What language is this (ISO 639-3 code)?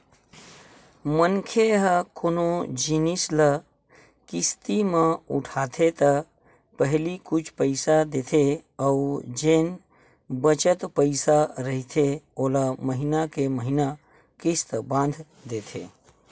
hne